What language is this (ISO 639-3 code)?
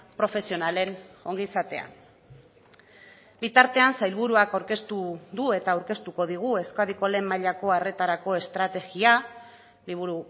eus